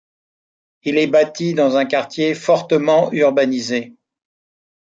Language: French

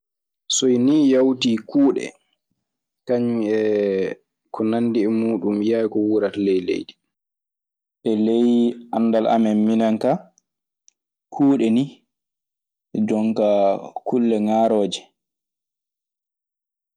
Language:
Maasina Fulfulde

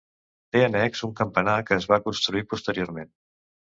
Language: Catalan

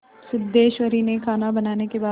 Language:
Hindi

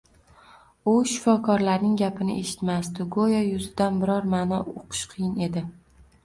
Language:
Uzbek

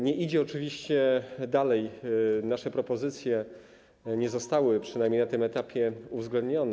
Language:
Polish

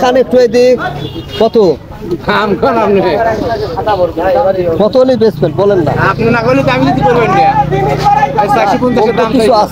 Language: Bangla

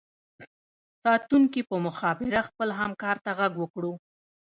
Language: Pashto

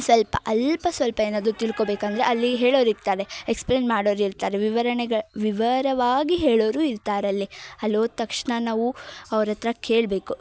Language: Kannada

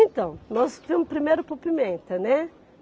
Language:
Portuguese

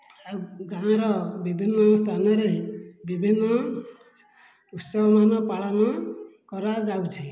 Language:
Odia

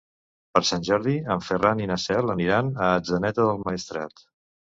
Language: Catalan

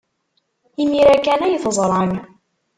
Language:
Kabyle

